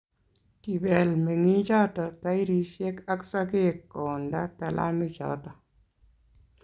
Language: Kalenjin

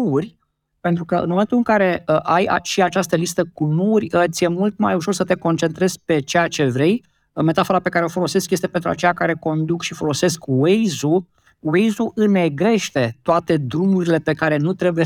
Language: Romanian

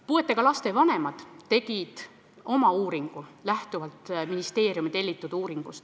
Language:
Estonian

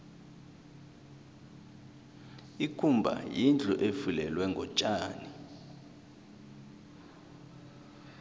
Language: South Ndebele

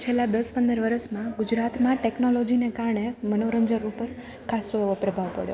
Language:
Gujarati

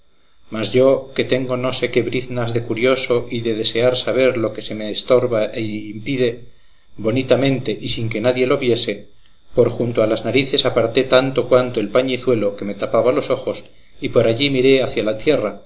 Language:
Spanish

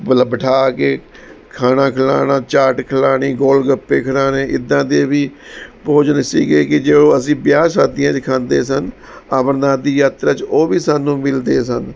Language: Punjabi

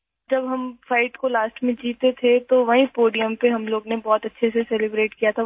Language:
Urdu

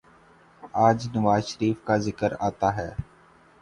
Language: Urdu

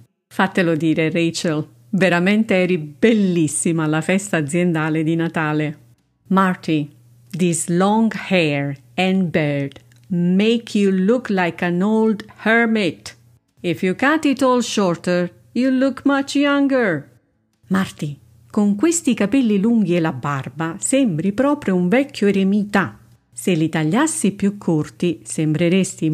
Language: Italian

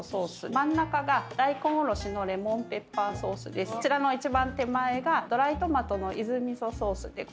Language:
Japanese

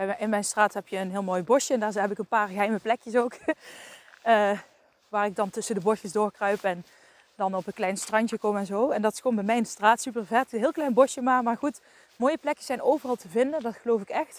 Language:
Dutch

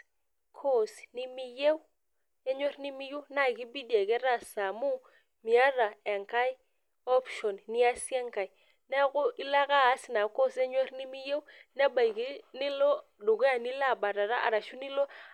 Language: Masai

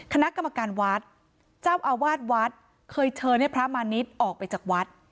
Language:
Thai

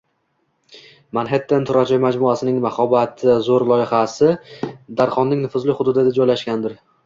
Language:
Uzbek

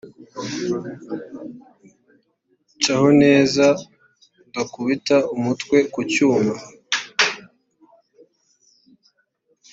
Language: Kinyarwanda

